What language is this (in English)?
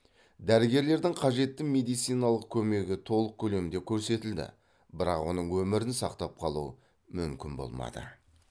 Kazakh